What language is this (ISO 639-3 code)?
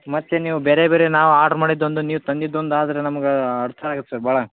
kan